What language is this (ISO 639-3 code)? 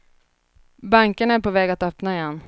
swe